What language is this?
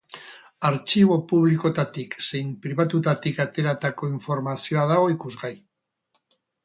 Basque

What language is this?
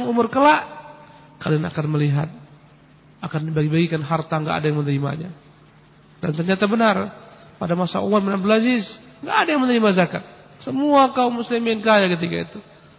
Indonesian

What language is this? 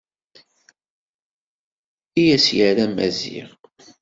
Kabyle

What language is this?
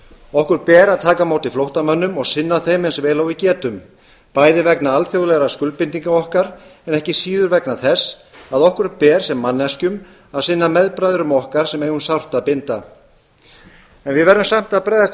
Icelandic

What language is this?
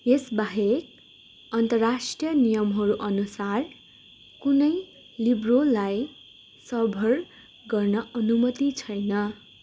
Nepali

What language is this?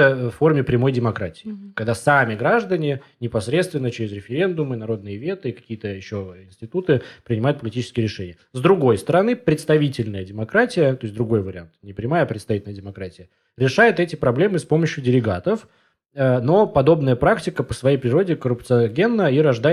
Russian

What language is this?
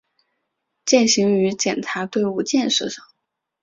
Chinese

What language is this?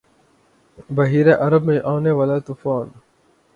Urdu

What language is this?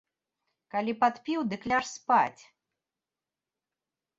Belarusian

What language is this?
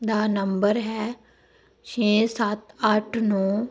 Punjabi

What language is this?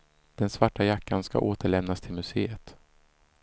Swedish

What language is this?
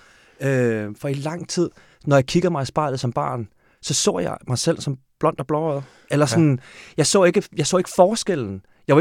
Danish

